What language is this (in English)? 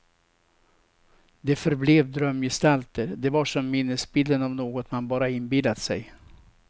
Swedish